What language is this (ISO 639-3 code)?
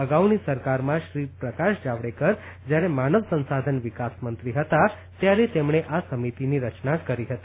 guj